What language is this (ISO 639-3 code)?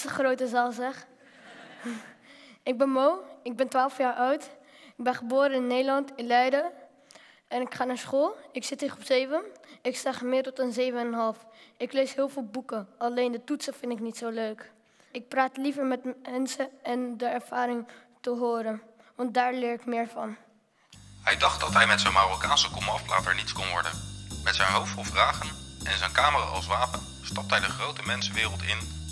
nld